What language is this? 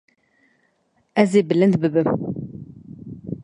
Kurdish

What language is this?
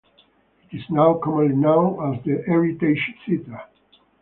English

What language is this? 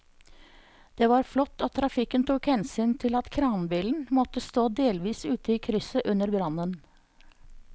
Norwegian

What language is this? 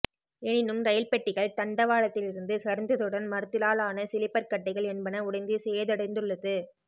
Tamil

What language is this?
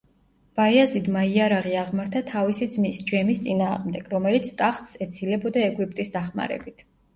Georgian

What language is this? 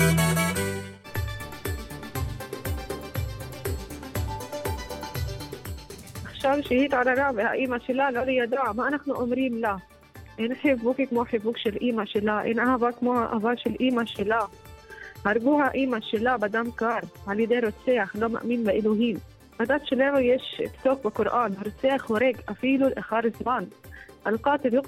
Hebrew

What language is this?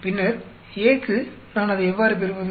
Tamil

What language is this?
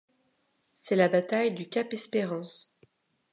French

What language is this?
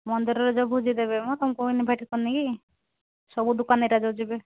Odia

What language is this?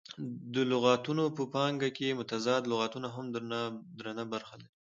Pashto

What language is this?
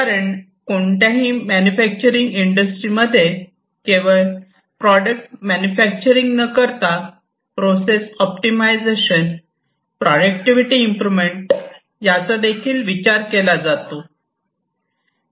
Marathi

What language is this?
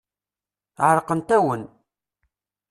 Kabyle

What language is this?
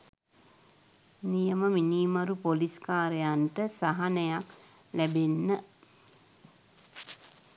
Sinhala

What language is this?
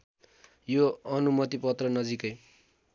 Nepali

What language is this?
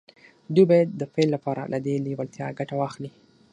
Pashto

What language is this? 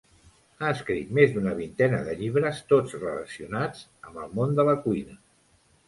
Catalan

